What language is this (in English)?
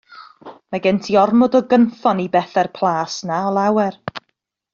Welsh